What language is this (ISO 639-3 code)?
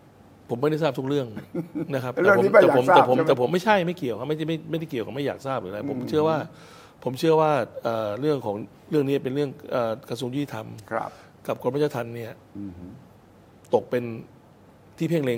tha